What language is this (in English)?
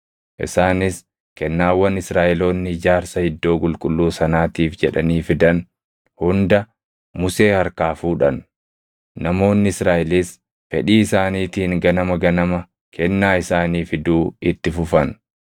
Oromo